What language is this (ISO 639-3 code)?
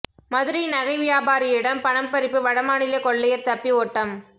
tam